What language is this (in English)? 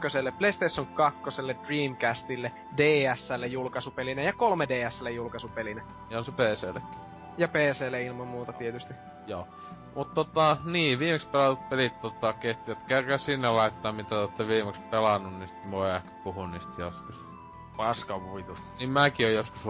Finnish